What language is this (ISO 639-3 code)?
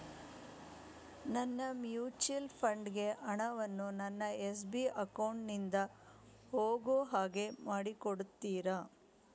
kan